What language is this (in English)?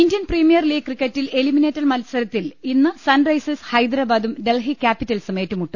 Malayalam